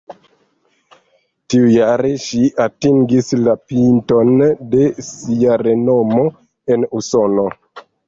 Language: Esperanto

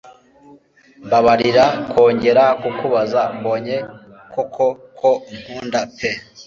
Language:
Kinyarwanda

